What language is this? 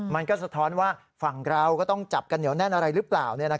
Thai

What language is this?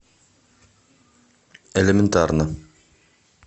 Russian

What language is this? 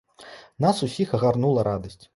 Belarusian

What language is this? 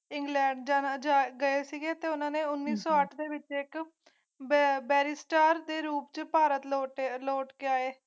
Punjabi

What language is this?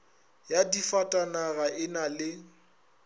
Northern Sotho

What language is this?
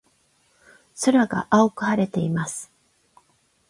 Japanese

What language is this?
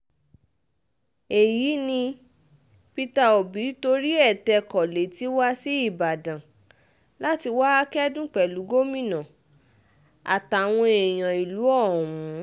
Yoruba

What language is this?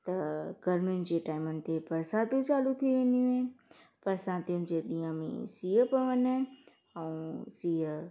Sindhi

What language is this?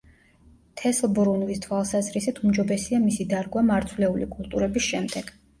Georgian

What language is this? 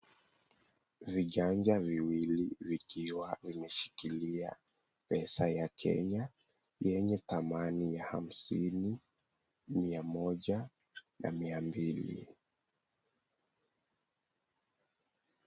Swahili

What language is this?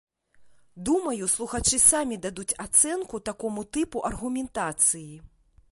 Belarusian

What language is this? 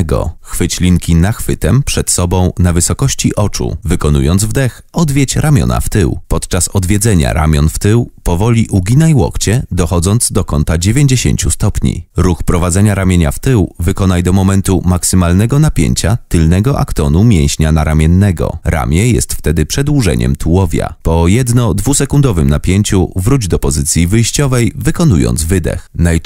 Polish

